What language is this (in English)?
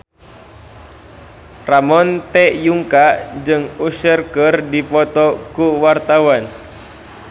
Sundanese